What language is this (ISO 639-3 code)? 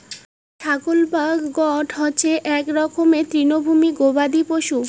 ben